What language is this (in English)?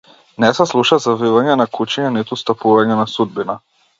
Macedonian